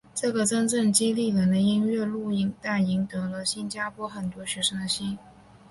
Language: Chinese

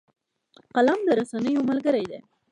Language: Pashto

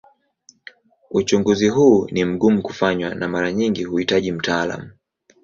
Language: Swahili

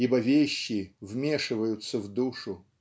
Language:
Russian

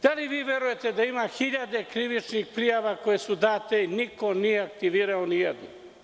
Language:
Serbian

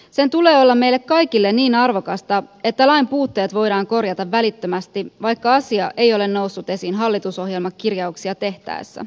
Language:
Finnish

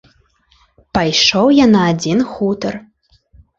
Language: Belarusian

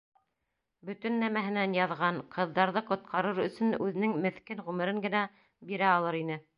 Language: Bashkir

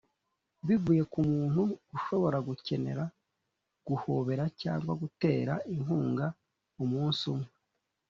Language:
Kinyarwanda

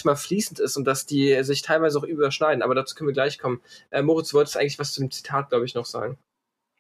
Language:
German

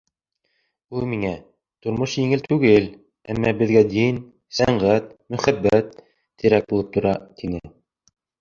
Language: Bashkir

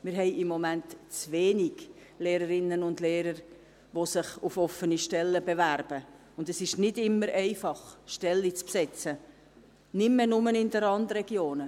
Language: Swiss German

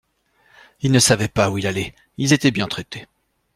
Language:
French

